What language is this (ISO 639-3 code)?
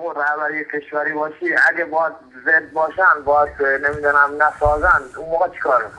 fas